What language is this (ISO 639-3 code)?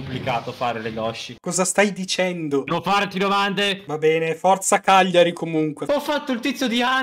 ita